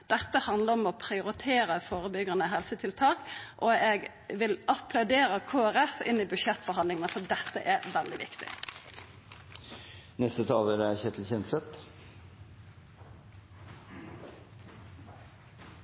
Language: Norwegian Nynorsk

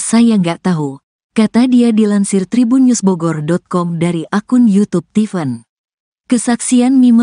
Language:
Indonesian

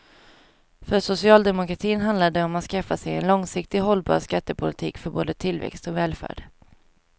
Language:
Swedish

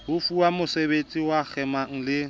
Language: Southern Sotho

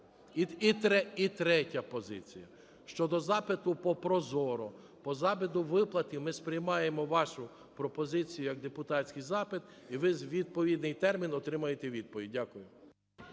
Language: Ukrainian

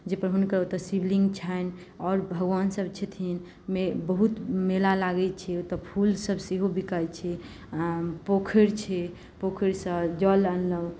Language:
Maithili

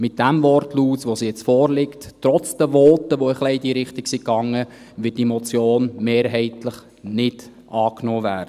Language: Swiss German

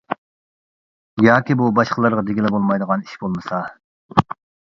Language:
Uyghur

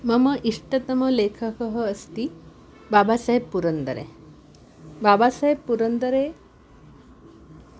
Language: Sanskrit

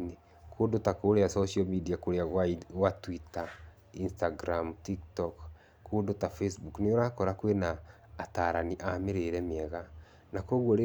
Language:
Kikuyu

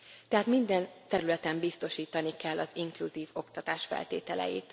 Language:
Hungarian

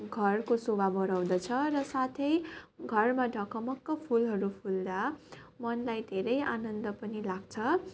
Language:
Nepali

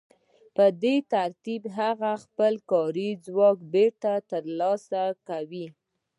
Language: Pashto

